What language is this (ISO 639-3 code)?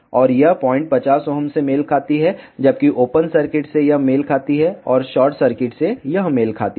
hin